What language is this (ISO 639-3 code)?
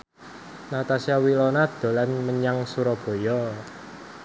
jav